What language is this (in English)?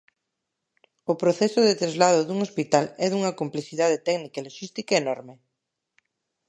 Galician